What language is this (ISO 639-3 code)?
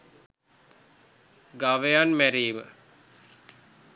sin